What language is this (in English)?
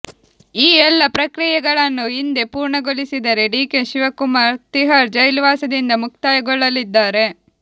Kannada